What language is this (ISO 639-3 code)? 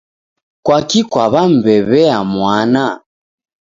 dav